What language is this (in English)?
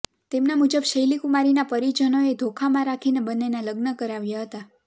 Gujarati